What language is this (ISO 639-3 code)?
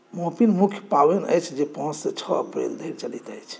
mai